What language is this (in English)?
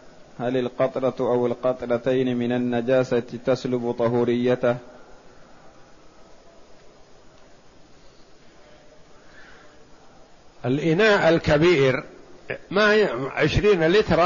Arabic